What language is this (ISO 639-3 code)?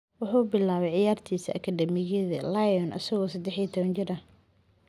som